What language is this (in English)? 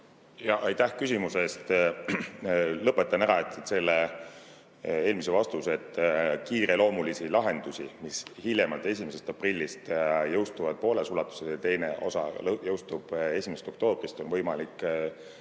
Estonian